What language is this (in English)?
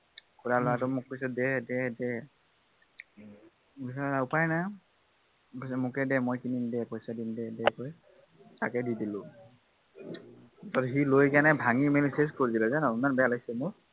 Assamese